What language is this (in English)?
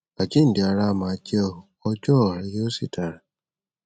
Yoruba